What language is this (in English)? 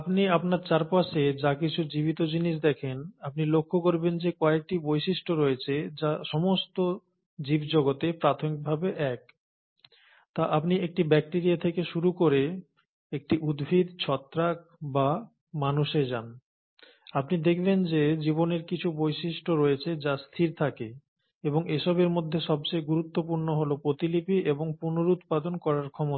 Bangla